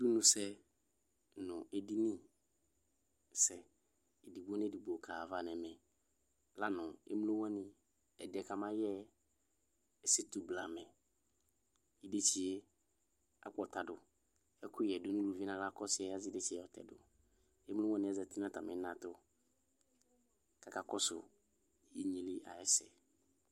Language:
Ikposo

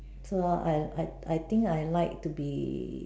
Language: English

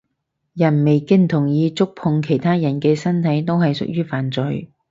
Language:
Cantonese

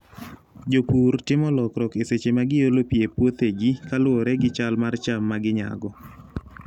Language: Luo (Kenya and Tanzania)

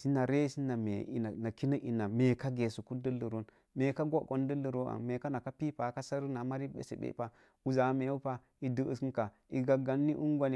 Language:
Mom Jango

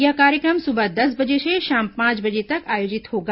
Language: Hindi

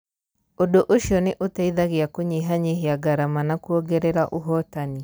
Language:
Kikuyu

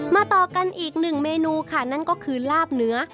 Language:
Thai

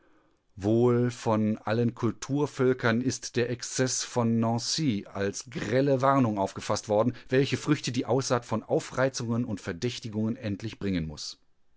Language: German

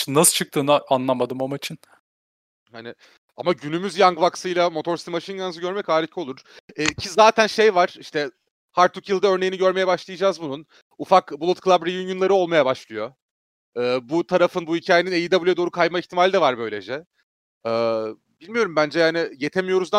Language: Turkish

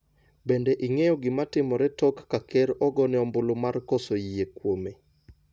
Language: Luo (Kenya and Tanzania)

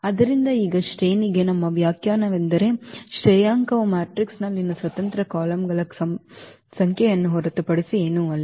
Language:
Kannada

